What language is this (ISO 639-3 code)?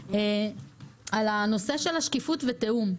heb